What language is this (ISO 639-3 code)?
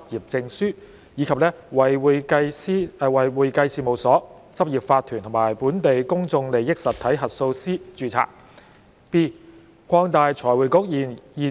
yue